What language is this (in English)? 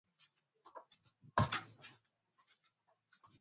Swahili